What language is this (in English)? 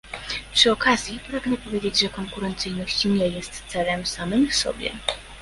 Polish